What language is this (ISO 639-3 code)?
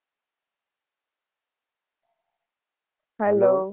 guj